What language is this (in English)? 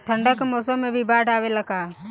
Bhojpuri